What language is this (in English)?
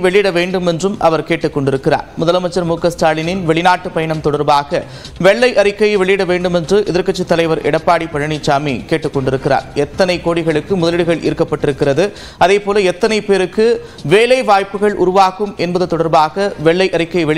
Tamil